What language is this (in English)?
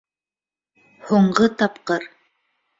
Bashkir